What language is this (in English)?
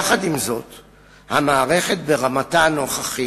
Hebrew